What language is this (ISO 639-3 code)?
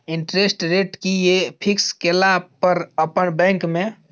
mai